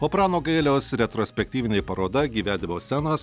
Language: Lithuanian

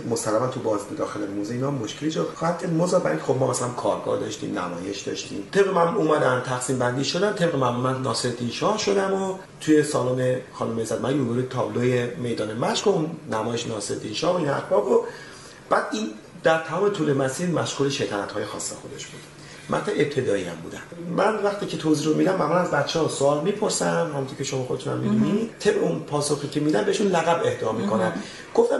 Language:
Persian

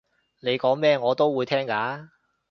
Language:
Cantonese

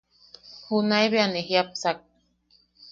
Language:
Yaqui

